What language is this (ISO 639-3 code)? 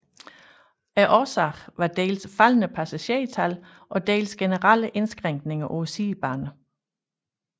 dan